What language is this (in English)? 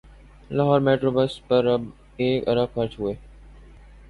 Urdu